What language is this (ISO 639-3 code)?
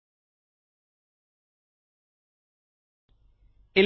kan